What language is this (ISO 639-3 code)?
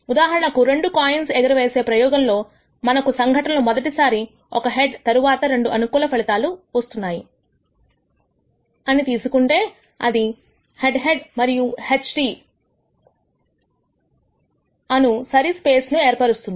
tel